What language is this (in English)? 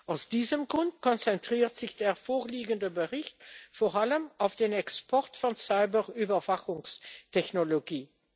German